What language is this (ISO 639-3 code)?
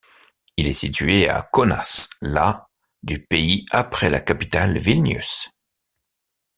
fra